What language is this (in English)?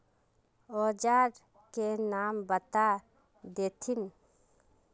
Magahi